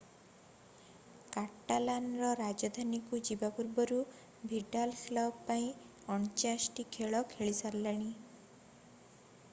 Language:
Odia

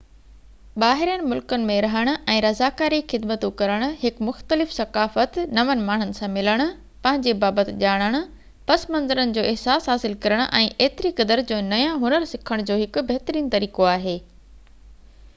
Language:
Sindhi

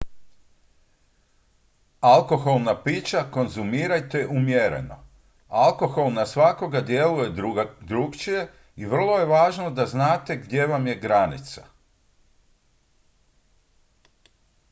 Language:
Croatian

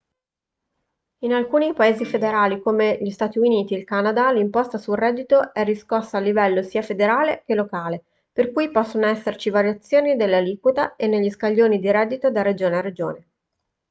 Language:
Italian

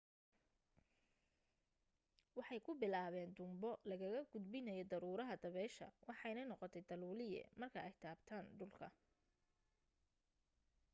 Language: Somali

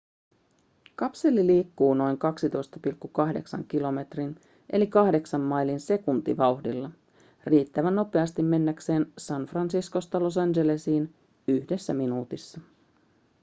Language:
Finnish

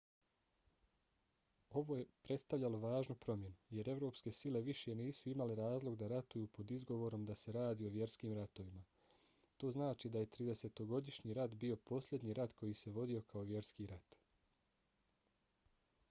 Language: Bosnian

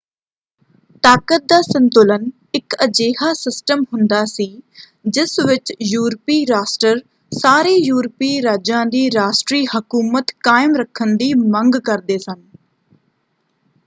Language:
Punjabi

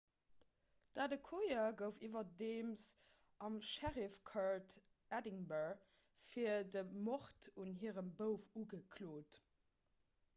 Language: Luxembourgish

